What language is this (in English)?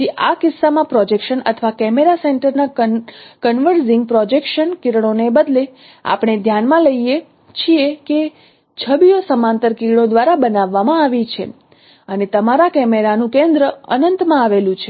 Gujarati